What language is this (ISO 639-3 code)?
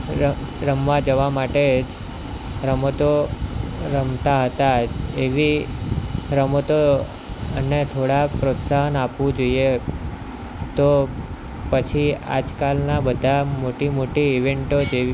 guj